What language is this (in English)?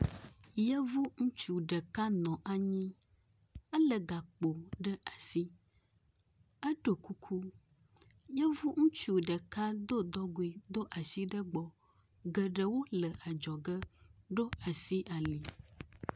Ewe